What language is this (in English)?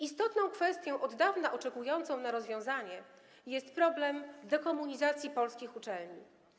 Polish